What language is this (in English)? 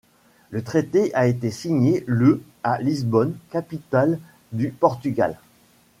French